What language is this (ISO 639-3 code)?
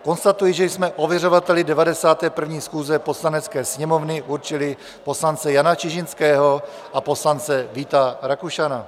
ces